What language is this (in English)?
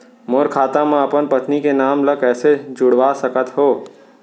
Chhattisgarhi